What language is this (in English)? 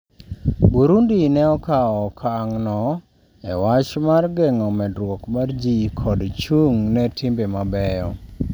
Luo (Kenya and Tanzania)